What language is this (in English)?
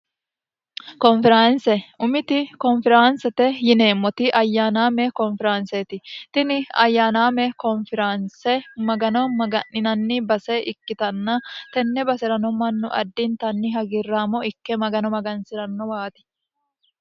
Sidamo